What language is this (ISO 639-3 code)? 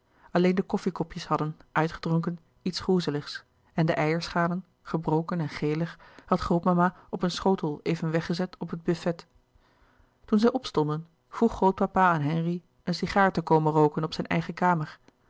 nld